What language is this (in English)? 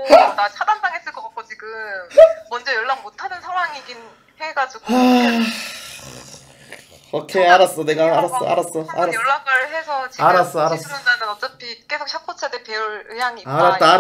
Korean